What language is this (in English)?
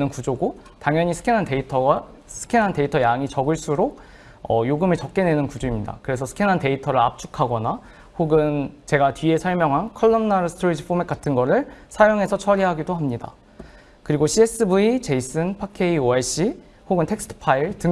Korean